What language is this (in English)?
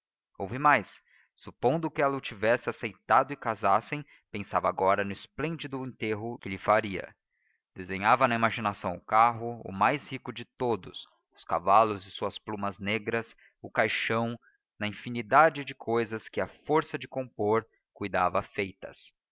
Portuguese